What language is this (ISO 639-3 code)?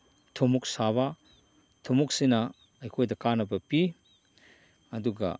mni